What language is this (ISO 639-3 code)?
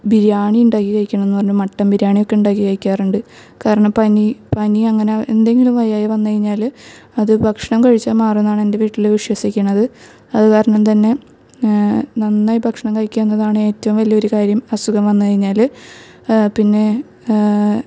mal